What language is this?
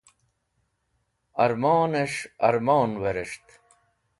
Wakhi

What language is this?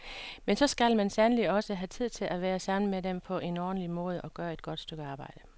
Danish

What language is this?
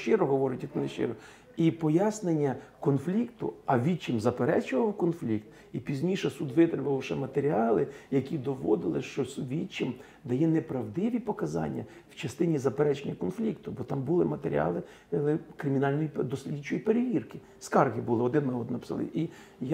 Ukrainian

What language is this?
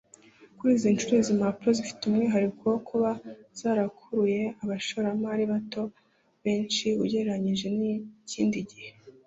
Kinyarwanda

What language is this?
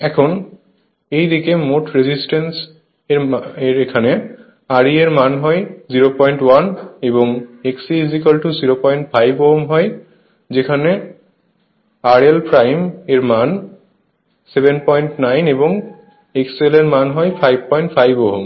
Bangla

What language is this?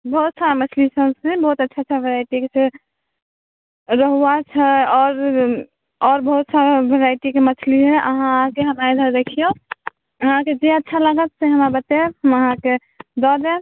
Maithili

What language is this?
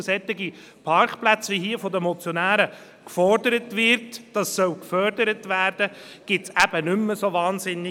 Swiss German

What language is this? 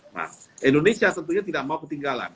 Indonesian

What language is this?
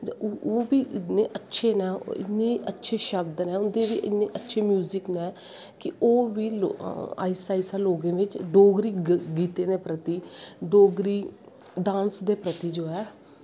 Dogri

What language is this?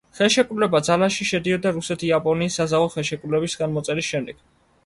Georgian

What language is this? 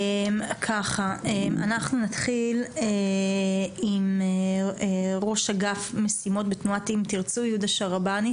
Hebrew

